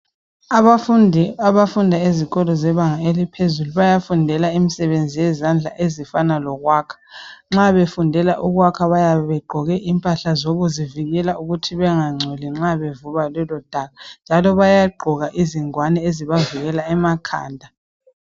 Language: North Ndebele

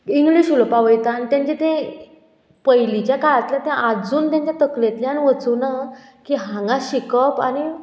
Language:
Konkani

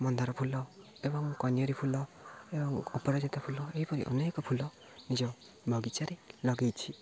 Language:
Odia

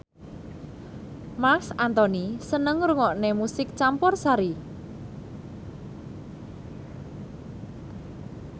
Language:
Javanese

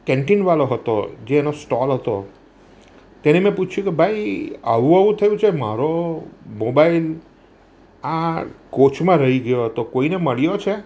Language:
Gujarati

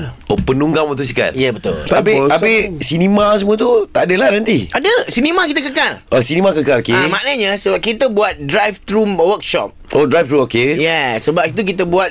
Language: Malay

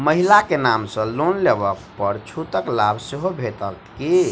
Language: Maithili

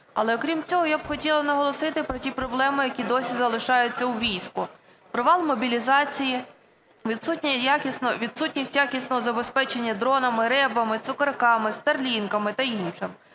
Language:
Ukrainian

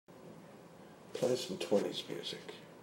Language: English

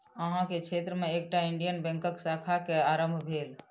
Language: Maithili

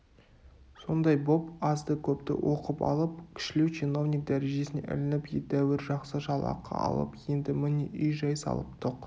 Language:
Kazakh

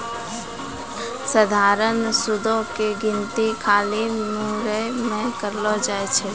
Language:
Maithili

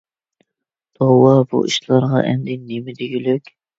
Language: Uyghur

